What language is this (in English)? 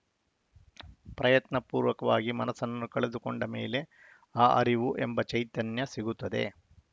Kannada